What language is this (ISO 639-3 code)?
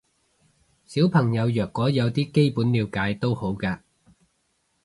yue